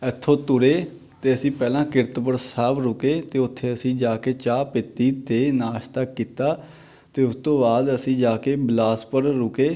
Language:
Punjabi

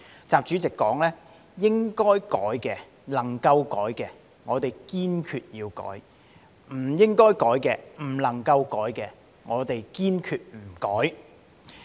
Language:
Cantonese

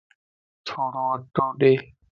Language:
Lasi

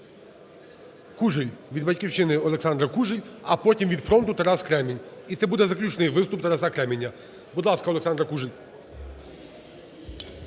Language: Ukrainian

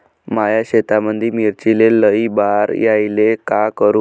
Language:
Marathi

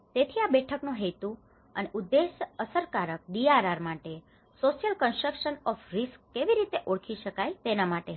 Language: Gujarati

